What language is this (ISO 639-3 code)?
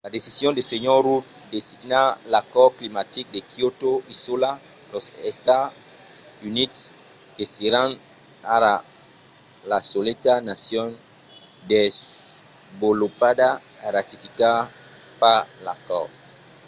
oci